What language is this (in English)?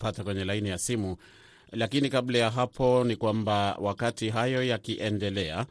Swahili